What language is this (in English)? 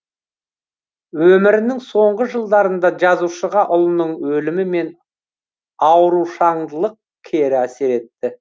Kazakh